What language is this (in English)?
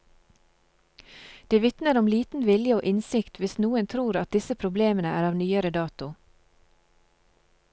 Norwegian